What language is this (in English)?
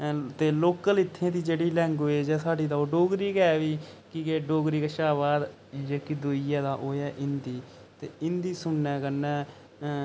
Dogri